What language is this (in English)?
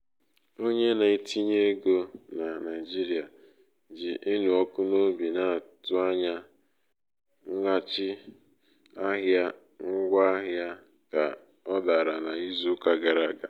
Igbo